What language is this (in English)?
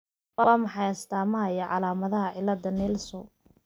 Somali